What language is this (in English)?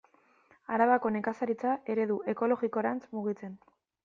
Basque